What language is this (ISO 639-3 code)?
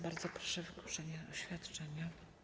pol